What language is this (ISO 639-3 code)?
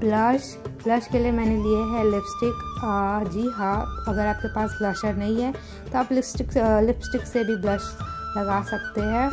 hin